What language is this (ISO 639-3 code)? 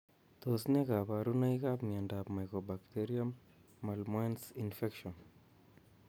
kln